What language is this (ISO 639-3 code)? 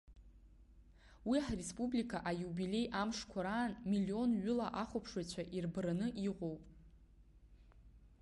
abk